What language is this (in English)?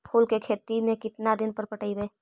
Magahi